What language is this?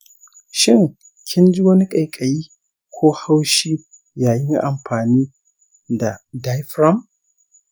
Hausa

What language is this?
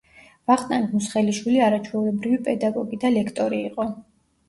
Georgian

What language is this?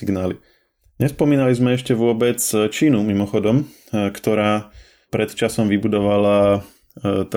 Slovak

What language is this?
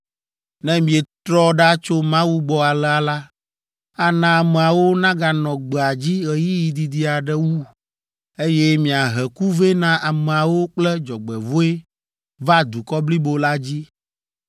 Ewe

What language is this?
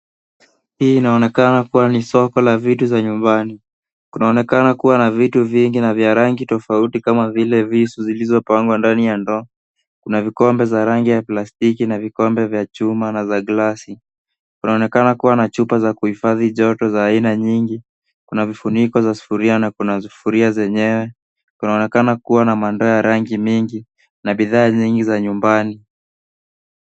Swahili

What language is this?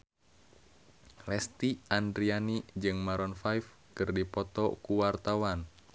Sundanese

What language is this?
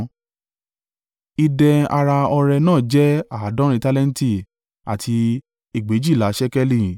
Yoruba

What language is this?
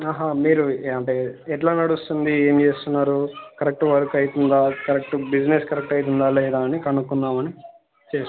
Telugu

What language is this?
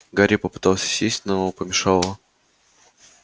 Russian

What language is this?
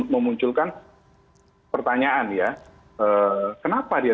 Indonesian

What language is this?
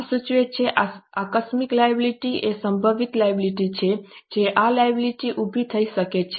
Gujarati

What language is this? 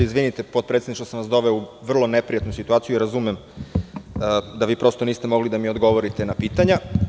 Serbian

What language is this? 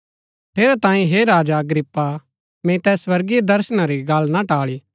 Gaddi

